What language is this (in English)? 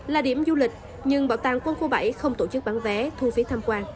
Vietnamese